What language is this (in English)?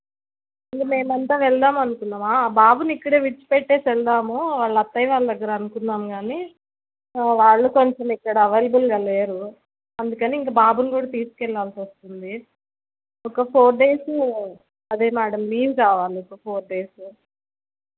Telugu